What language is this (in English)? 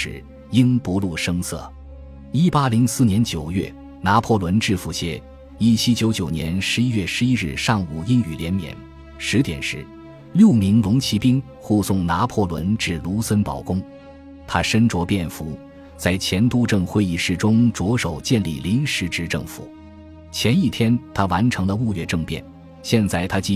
Chinese